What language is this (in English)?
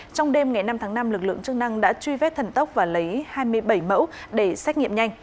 Vietnamese